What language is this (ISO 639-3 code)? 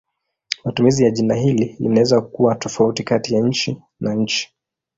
swa